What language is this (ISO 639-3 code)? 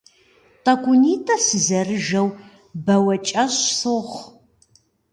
kbd